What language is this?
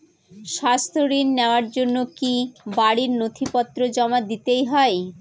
Bangla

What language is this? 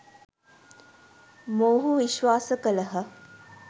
Sinhala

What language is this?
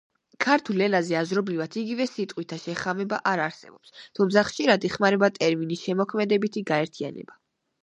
Georgian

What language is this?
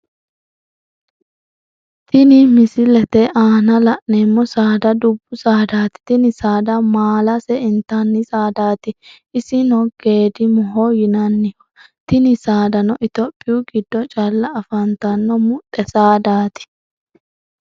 Sidamo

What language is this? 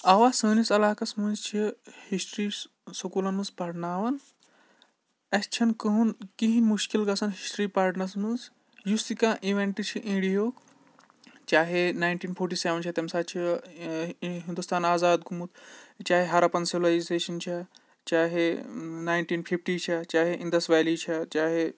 Kashmiri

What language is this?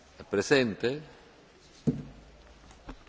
Romanian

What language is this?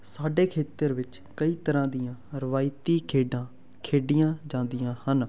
Punjabi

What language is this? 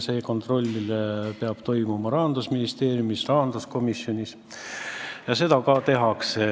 Estonian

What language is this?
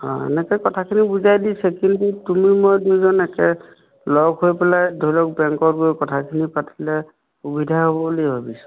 Assamese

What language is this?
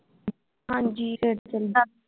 Punjabi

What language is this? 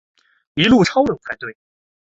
Chinese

